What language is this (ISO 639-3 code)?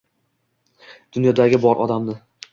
uzb